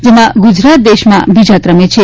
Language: Gujarati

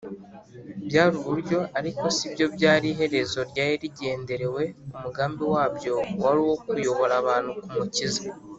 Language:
Kinyarwanda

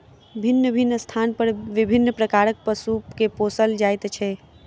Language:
Maithili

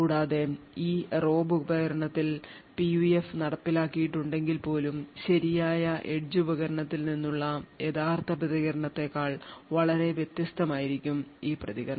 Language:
Malayalam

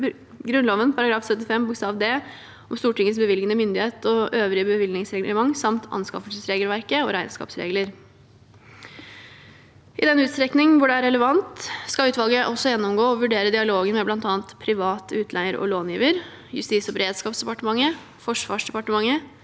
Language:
Norwegian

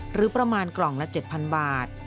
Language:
Thai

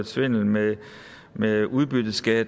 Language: Danish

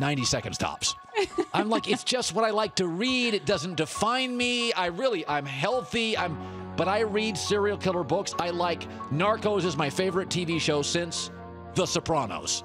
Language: English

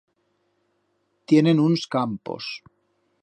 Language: Aragonese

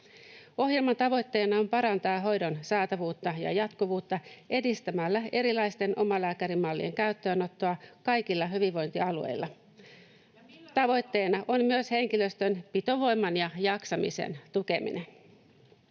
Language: Finnish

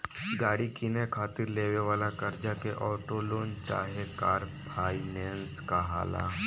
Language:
Bhojpuri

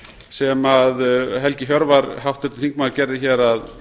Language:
Icelandic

